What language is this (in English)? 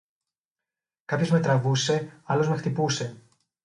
Greek